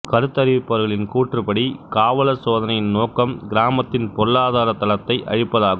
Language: Tamil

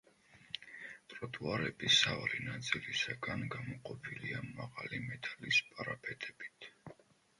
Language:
Georgian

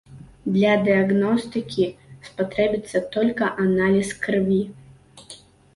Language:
Belarusian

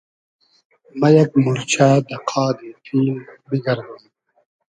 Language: Hazaragi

